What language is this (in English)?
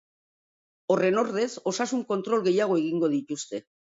Basque